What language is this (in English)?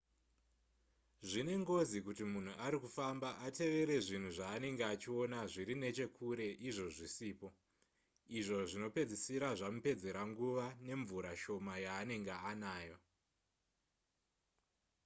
Shona